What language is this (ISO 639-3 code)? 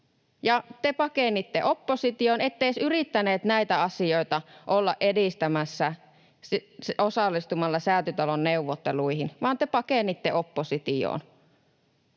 fin